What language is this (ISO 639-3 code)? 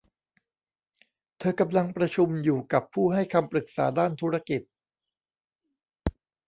tha